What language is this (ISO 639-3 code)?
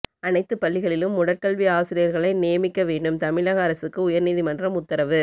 tam